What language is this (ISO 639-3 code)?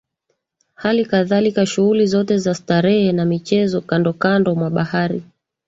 swa